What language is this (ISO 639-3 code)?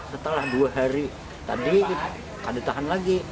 ind